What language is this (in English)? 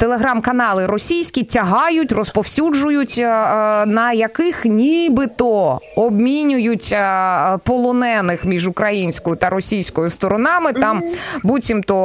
Ukrainian